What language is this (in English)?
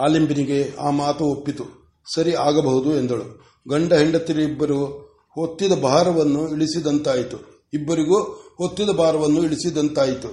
Kannada